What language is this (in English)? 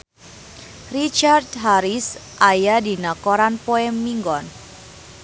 Sundanese